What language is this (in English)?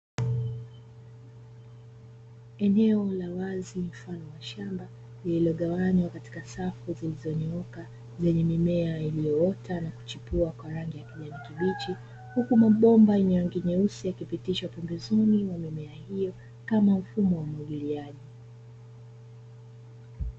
Swahili